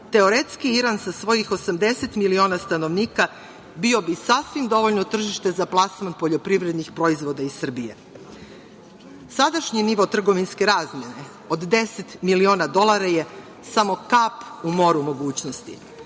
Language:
Serbian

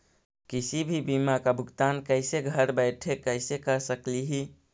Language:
Magahi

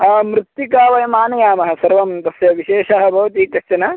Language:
Sanskrit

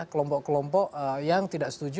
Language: Indonesian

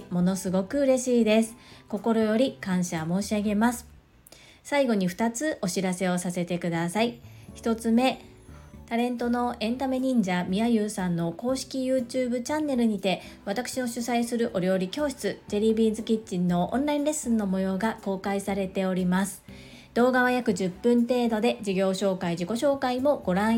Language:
Japanese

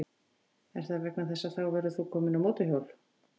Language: Icelandic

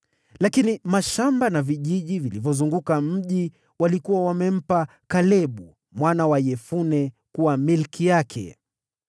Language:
Swahili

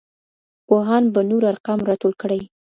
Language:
Pashto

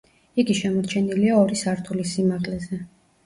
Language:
Georgian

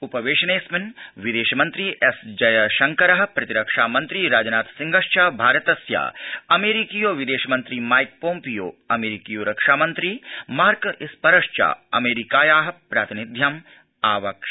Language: Sanskrit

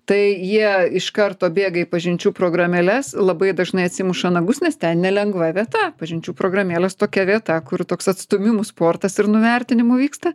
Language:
Lithuanian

